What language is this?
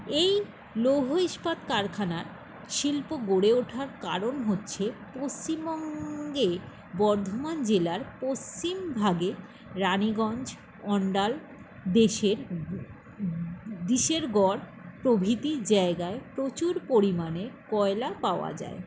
Bangla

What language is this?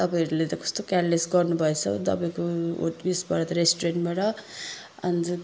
Nepali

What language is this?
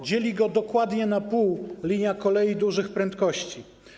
Polish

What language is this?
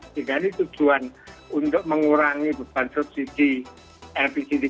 Indonesian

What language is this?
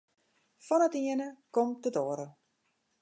Western Frisian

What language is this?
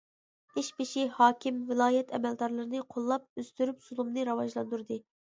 Uyghur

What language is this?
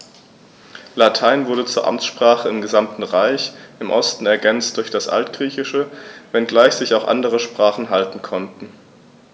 German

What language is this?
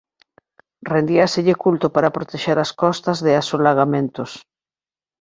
Galician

